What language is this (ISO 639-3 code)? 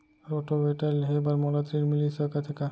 hne